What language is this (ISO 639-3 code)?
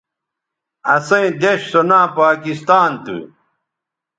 btv